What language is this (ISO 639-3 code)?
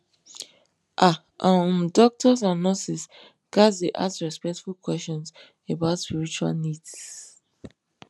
pcm